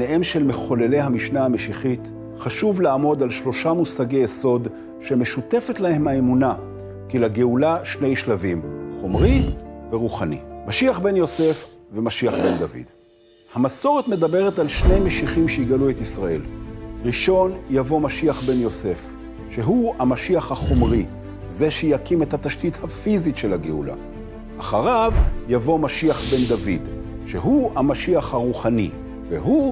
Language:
Hebrew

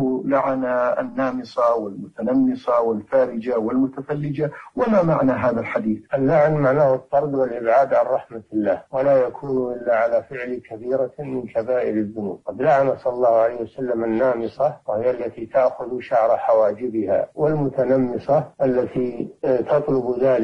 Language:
Arabic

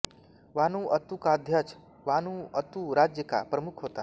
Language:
Hindi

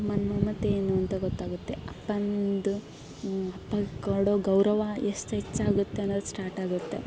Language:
Kannada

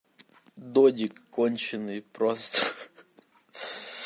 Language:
Russian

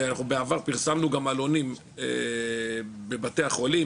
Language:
Hebrew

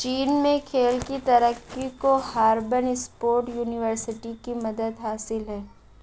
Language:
Urdu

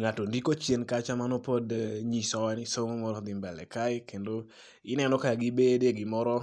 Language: Luo (Kenya and Tanzania)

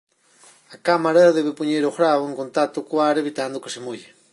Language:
Galician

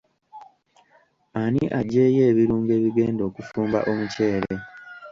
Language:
Ganda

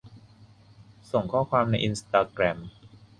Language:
Thai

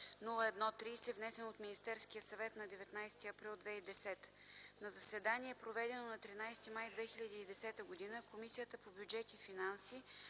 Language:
Bulgarian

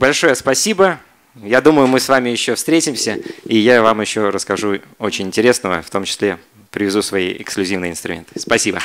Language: Russian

